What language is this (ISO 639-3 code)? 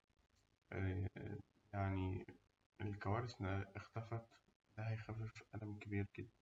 arz